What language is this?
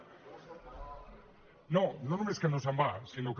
Catalan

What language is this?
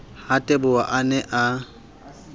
Southern Sotho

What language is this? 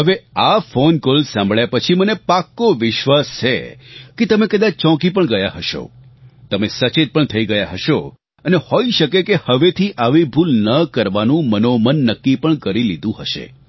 Gujarati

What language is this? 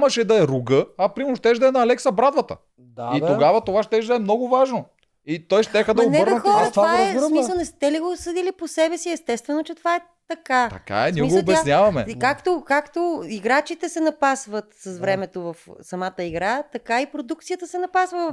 Bulgarian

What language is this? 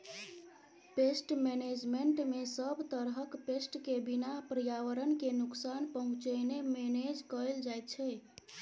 Maithili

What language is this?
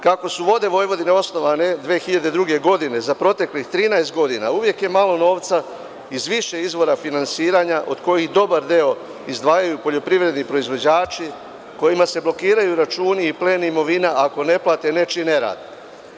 Serbian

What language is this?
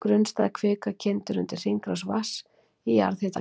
Icelandic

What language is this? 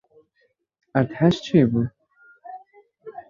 Kurdish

